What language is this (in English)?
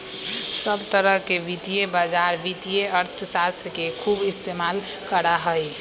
Magahi